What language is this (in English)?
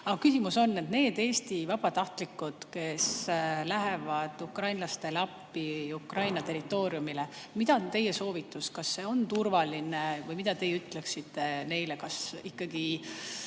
Estonian